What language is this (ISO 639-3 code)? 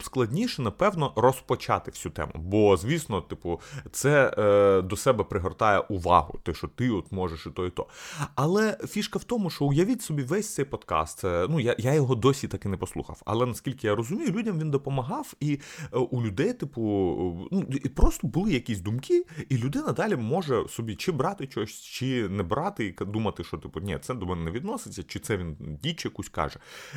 ukr